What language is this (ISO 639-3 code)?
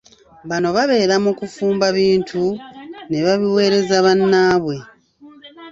lug